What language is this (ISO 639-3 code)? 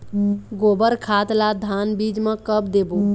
hne